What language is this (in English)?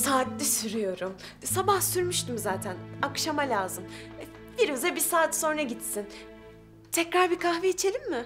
Turkish